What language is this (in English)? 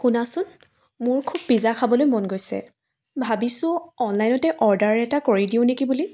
Assamese